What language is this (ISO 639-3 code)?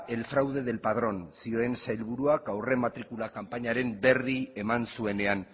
eus